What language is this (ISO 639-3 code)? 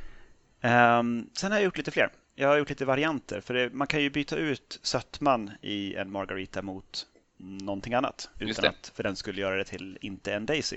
swe